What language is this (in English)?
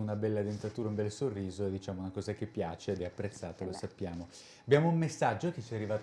Italian